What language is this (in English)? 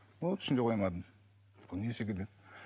Kazakh